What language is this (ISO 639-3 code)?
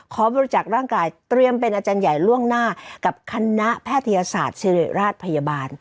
tha